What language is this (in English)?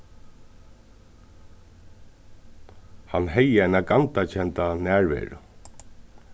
Faroese